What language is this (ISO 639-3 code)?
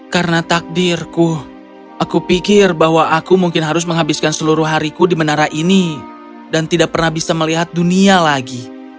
ind